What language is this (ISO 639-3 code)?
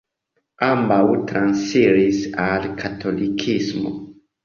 epo